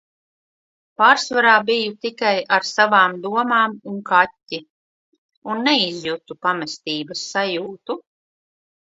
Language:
Latvian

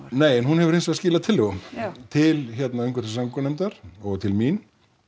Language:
Icelandic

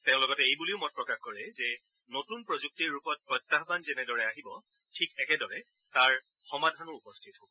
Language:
Assamese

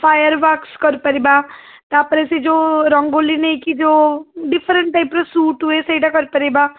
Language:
Odia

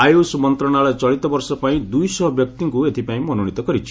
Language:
Odia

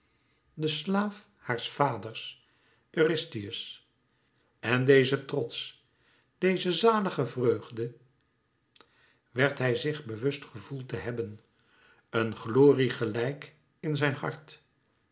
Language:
Dutch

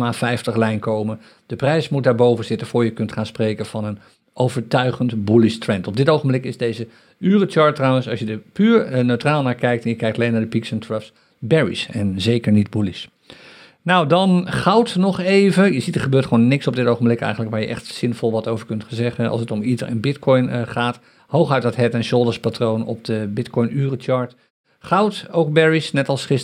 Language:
Dutch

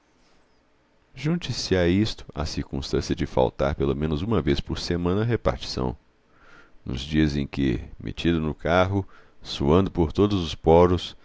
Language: Portuguese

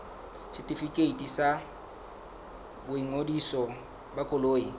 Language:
Southern Sotho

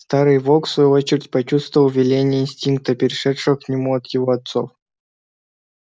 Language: Russian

